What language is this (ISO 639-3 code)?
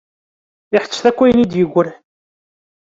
kab